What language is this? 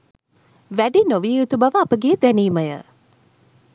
Sinhala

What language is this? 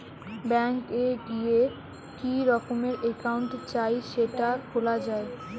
Bangla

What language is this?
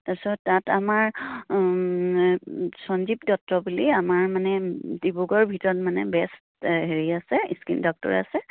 Assamese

